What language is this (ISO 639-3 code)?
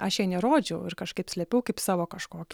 lit